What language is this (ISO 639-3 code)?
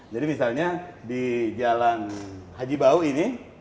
ind